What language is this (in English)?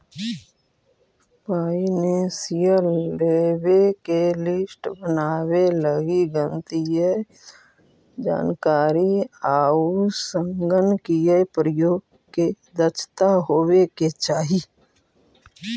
Magahi